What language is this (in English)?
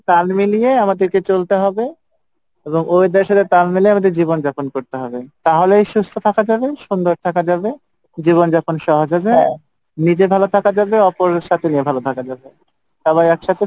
Bangla